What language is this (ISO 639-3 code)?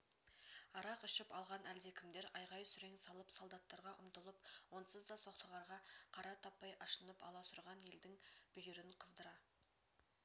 kaz